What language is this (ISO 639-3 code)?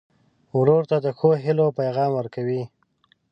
pus